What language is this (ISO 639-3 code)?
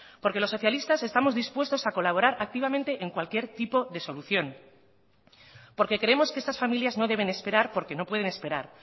spa